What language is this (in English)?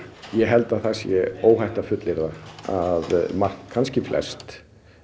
Icelandic